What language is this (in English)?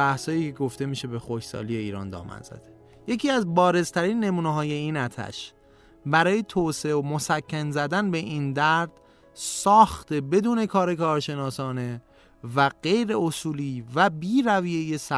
Persian